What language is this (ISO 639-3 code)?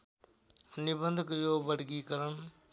nep